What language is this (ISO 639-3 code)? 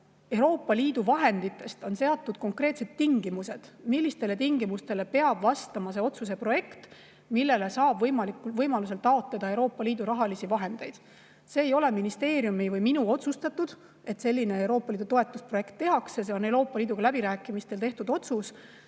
est